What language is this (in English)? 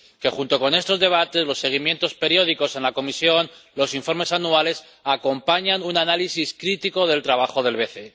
Spanish